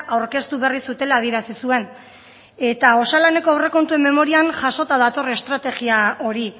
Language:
Basque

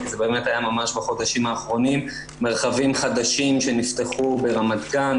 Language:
Hebrew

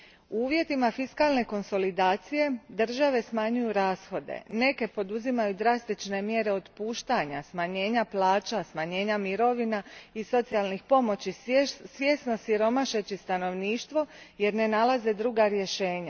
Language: Croatian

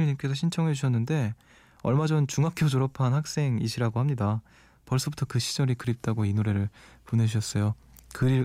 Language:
Korean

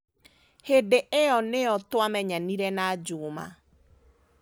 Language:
Kikuyu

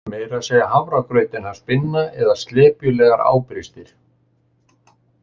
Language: Icelandic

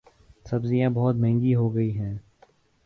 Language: Urdu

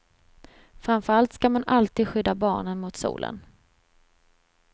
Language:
Swedish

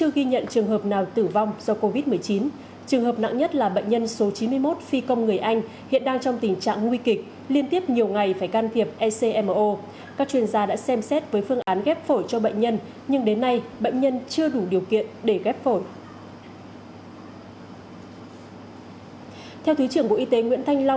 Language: Vietnamese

